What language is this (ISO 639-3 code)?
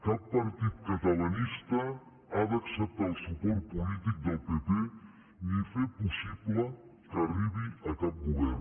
cat